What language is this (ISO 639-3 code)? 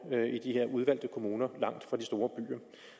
dan